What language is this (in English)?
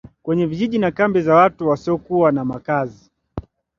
Swahili